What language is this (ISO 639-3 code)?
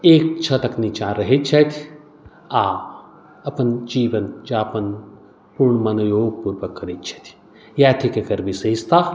mai